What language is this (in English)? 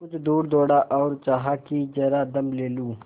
Hindi